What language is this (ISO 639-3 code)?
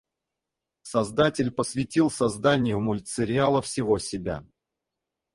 rus